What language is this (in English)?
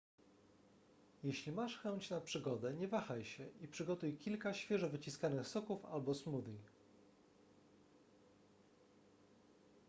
Polish